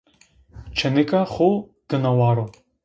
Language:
Zaza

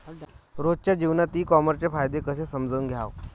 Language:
Marathi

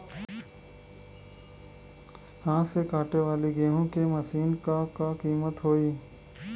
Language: Bhojpuri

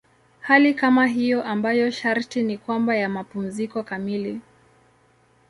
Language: Swahili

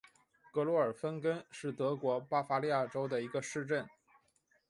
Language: Chinese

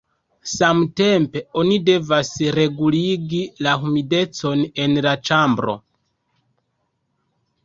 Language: Esperanto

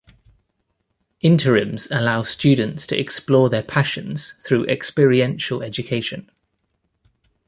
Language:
English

